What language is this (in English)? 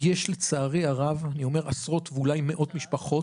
Hebrew